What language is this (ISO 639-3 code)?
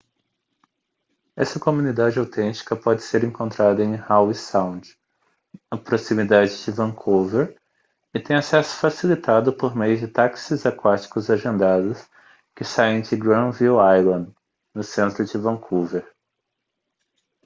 por